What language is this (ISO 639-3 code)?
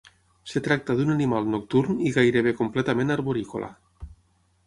cat